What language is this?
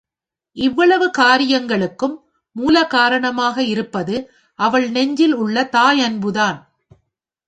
Tamil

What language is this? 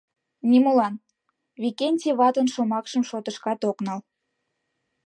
Mari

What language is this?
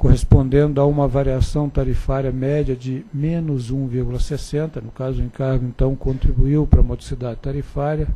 Portuguese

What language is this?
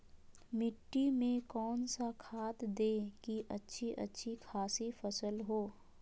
Magahi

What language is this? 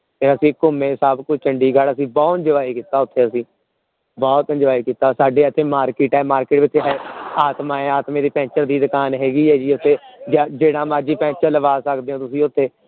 Punjabi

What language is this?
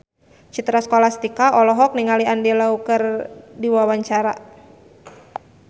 Sundanese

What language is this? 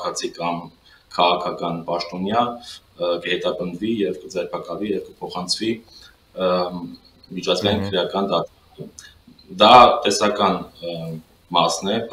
Romanian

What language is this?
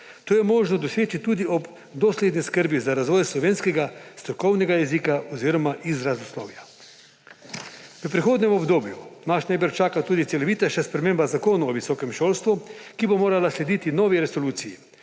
Slovenian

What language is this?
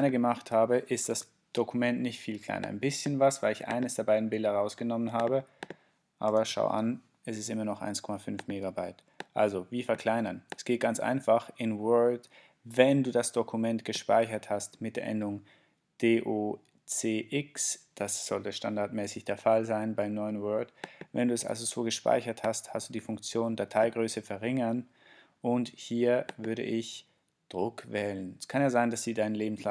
German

